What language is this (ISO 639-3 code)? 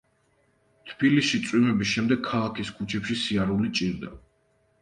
kat